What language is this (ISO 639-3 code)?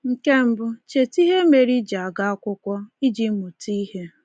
ibo